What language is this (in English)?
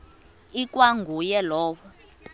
Xhosa